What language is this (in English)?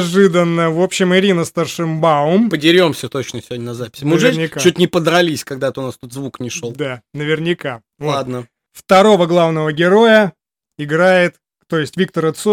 Russian